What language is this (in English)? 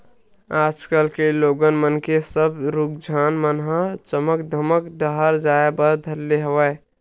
Chhattisgarhi